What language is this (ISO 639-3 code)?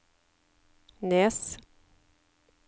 nor